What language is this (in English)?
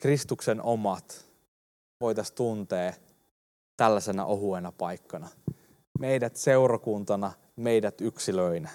Finnish